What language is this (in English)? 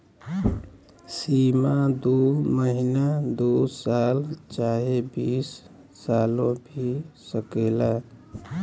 Bhojpuri